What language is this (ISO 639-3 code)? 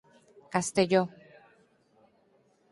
glg